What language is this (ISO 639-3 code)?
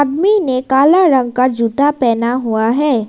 hin